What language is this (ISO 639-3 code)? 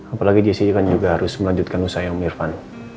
ind